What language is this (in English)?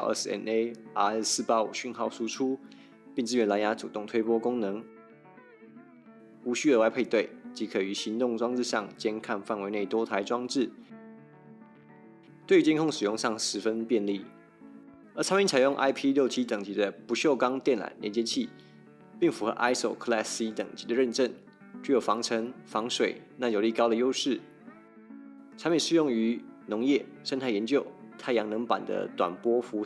Chinese